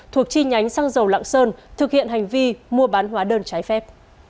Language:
Vietnamese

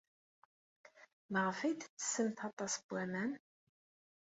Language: Kabyle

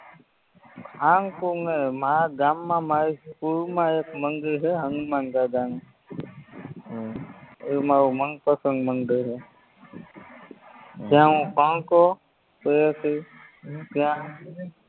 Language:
Gujarati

